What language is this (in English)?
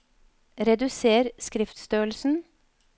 Norwegian